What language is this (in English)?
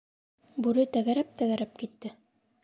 Bashkir